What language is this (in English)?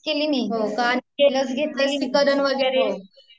Marathi